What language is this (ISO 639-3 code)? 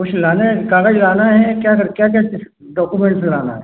hin